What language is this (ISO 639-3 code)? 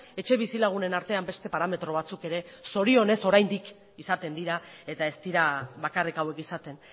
eus